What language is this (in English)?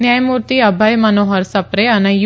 Gujarati